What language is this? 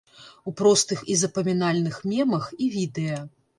Belarusian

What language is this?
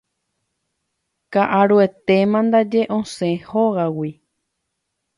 Guarani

